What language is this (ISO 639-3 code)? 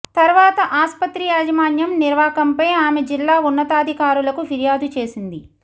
tel